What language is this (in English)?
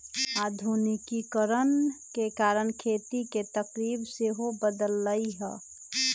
Magahi